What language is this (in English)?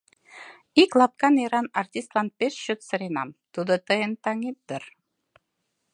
Mari